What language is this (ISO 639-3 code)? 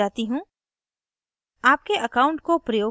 hin